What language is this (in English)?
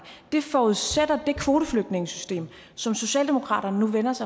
Danish